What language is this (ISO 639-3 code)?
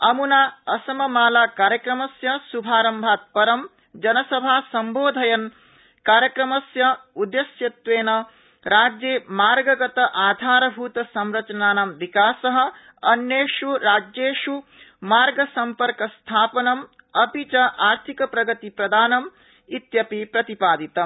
san